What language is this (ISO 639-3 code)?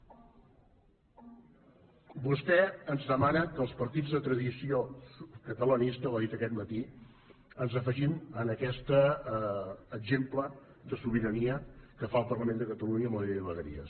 cat